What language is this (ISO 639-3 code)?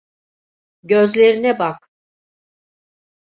tur